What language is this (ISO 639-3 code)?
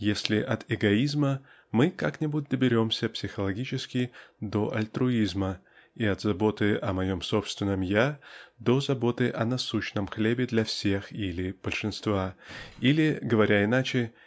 rus